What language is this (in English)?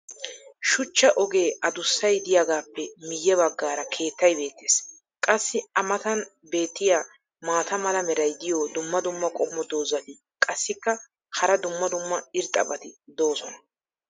Wolaytta